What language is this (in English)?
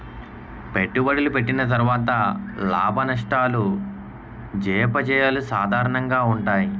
Telugu